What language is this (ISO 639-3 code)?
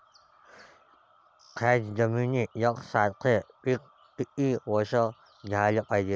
mar